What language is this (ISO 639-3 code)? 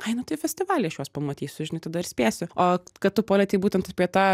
lit